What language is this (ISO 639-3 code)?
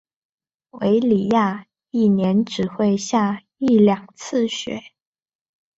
zho